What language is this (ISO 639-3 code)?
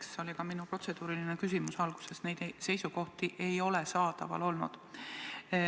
est